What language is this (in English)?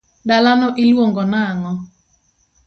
Luo (Kenya and Tanzania)